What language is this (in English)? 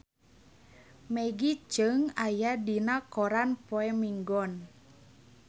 Sundanese